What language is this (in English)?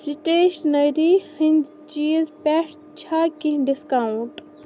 Kashmiri